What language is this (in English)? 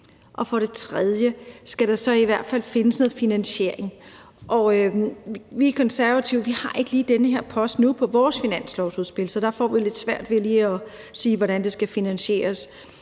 Danish